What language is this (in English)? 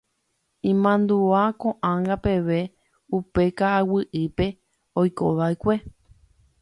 Guarani